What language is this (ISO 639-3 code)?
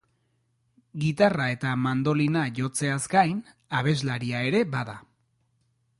eus